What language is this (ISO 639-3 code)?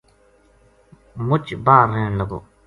gju